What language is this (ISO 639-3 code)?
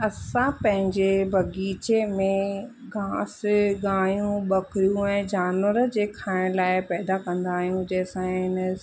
snd